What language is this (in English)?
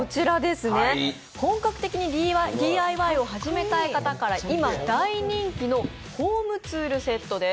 Japanese